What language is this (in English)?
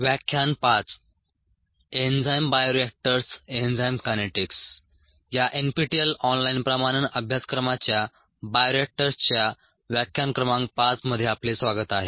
Marathi